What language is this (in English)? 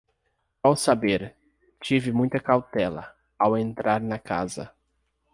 Portuguese